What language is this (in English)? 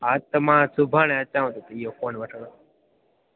Sindhi